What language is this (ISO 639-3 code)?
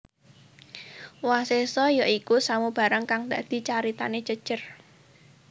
jav